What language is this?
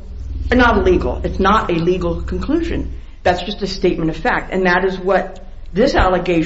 English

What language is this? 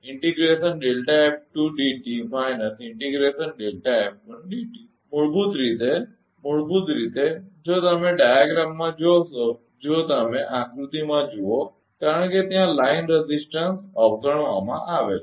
Gujarati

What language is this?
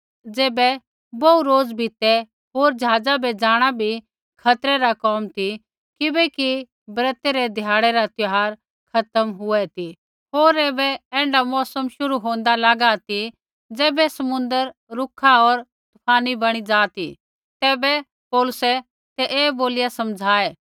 Kullu Pahari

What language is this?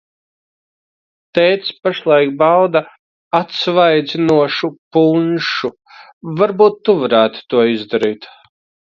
Latvian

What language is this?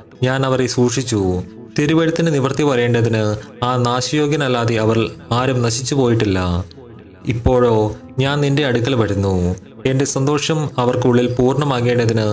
Malayalam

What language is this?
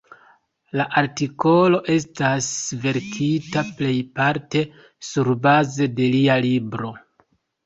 Esperanto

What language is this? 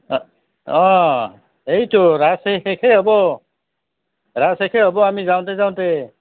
Assamese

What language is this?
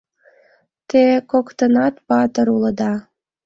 Mari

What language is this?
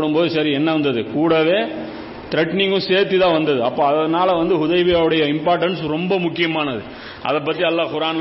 Tamil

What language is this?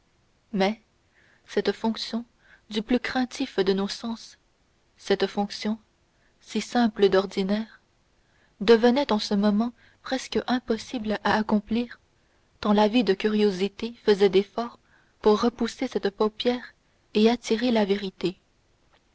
French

